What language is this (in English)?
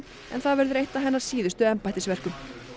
Icelandic